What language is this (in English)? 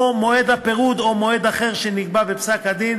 Hebrew